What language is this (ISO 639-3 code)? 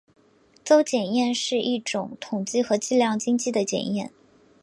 zho